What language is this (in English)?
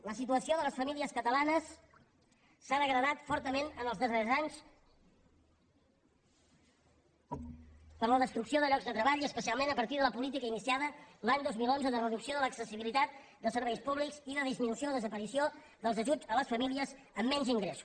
Catalan